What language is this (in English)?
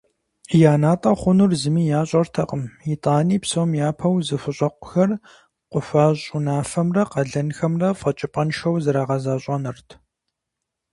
Kabardian